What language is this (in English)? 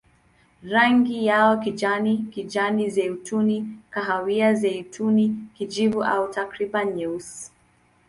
Swahili